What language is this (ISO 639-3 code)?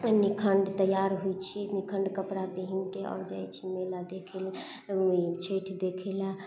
mai